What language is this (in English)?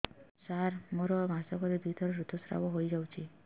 Odia